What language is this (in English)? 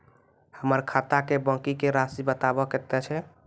Maithili